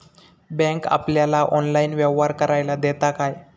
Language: Marathi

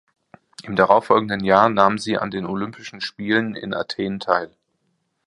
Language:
German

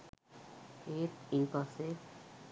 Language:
Sinhala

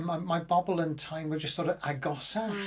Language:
Welsh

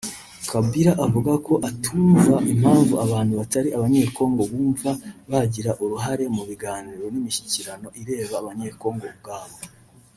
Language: Kinyarwanda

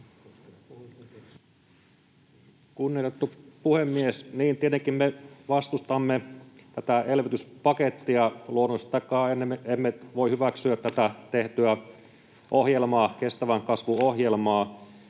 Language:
Finnish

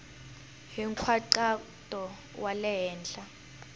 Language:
Tsonga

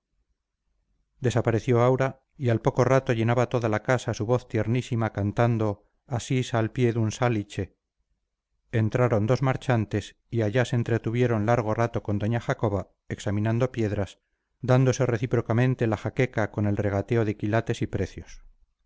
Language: Spanish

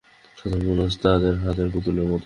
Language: Bangla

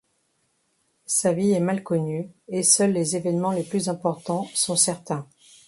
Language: French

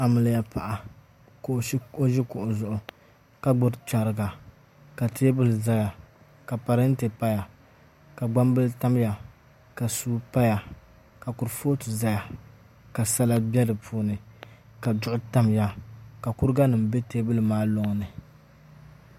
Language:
Dagbani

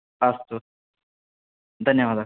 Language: Sanskrit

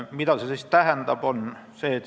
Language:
Estonian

